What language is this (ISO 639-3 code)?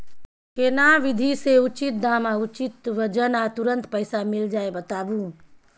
mai